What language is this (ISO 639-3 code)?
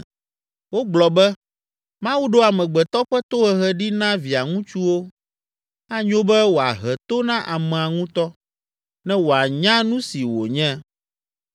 ewe